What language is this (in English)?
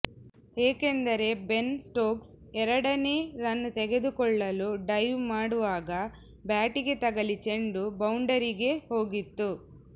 Kannada